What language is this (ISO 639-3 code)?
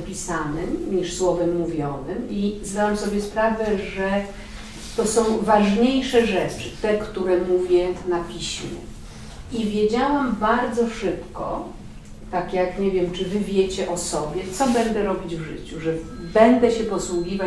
pol